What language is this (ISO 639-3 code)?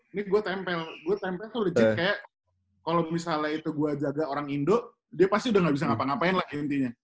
ind